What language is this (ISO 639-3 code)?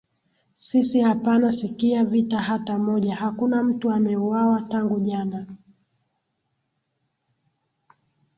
swa